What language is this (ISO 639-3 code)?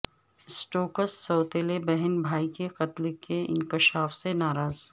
urd